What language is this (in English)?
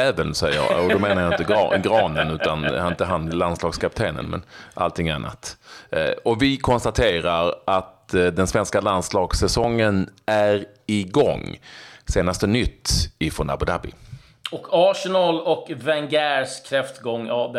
Swedish